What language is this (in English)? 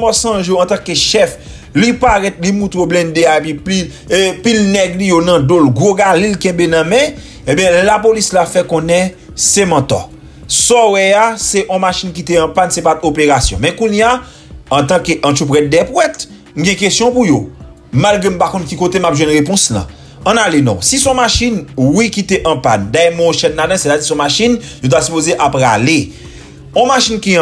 French